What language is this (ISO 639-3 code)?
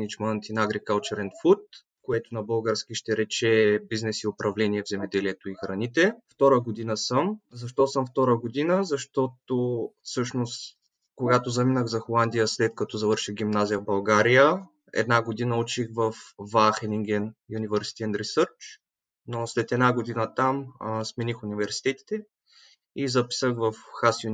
bul